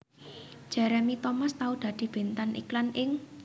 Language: Javanese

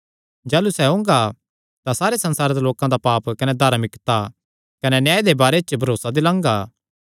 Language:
Kangri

